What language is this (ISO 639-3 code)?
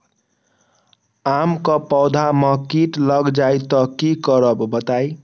mag